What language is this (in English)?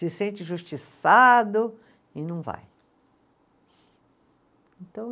Portuguese